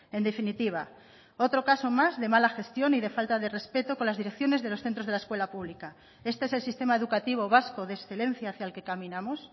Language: Spanish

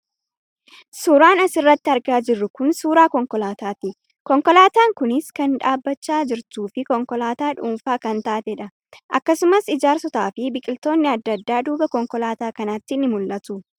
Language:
Oromo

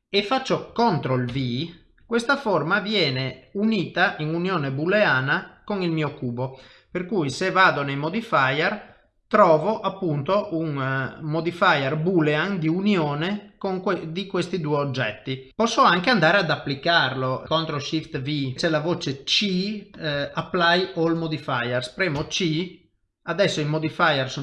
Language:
Italian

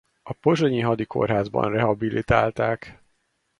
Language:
Hungarian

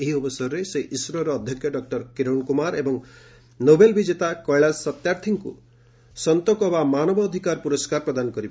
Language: Odia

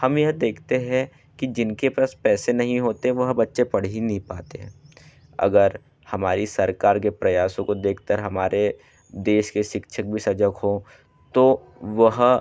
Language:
Hindi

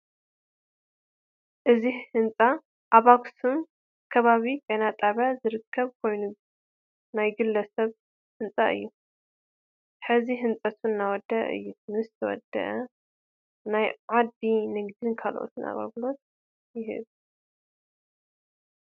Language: Tigrinya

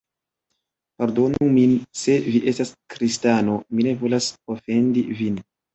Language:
Esperanto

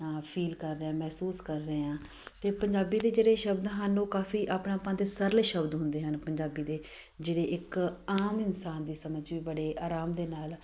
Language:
Punjabi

